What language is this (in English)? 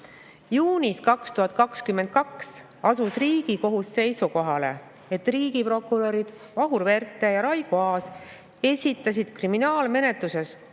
Estonian